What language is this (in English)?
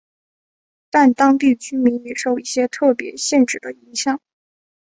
Chinese